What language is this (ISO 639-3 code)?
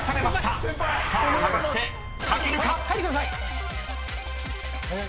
jpn